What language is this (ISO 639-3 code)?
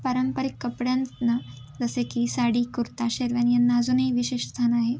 mar